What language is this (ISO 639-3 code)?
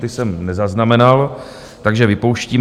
ces